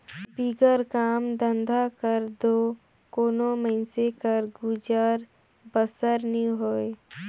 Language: Chhattisgarhi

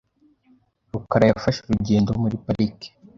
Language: Kinyarwanda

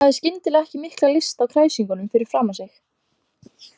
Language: Icelandic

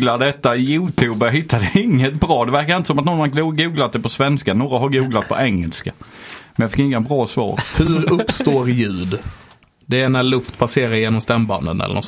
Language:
Swedish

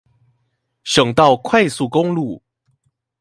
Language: Chinese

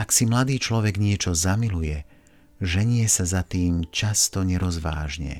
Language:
Slovak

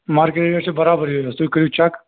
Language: Kashmiri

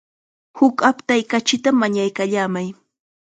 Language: Chiquián Ancash Quechua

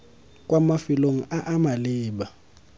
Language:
Tswana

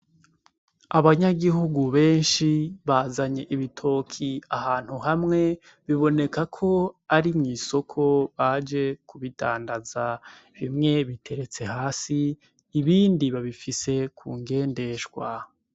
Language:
Rundi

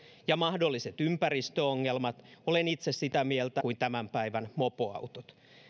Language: Finnish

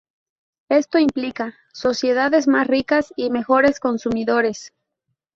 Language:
Spanish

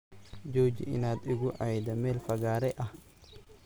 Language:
Somali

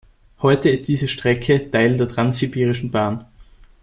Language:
German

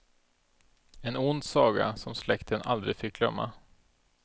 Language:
Swedish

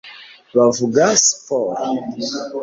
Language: Kinyarwanda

